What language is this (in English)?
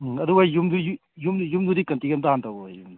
Manipuri